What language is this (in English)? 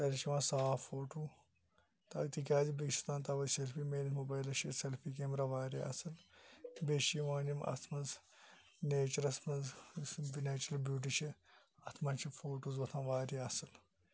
Kashmiri